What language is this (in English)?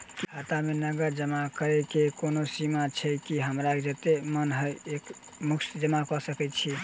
Maithili